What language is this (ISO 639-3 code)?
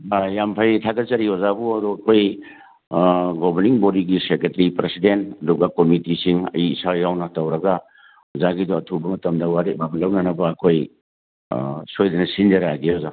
mni